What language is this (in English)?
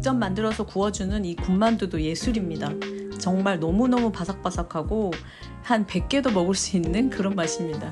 Korean